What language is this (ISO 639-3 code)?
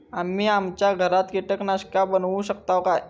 mar